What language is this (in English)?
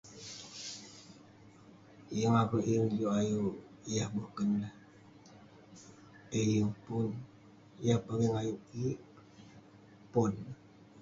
Western Penan